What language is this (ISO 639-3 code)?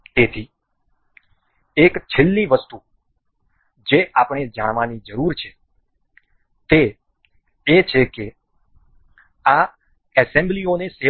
guj